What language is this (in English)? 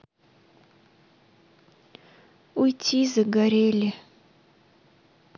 Russian